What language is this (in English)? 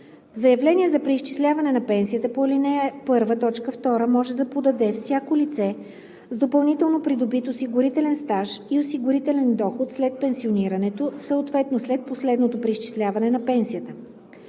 Bulgarian